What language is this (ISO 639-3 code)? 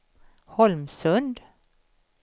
swe